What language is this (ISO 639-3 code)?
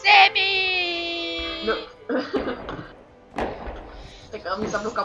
ron